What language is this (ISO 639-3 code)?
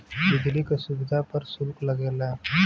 bho